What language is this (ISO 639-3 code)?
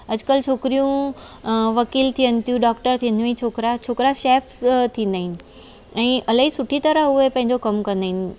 snd